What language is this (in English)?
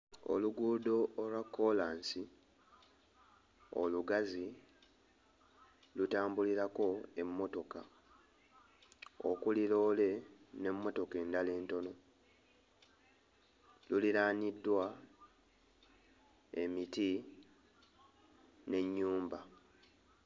Ganda